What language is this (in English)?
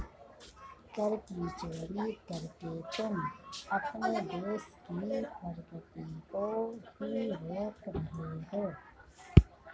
Hindi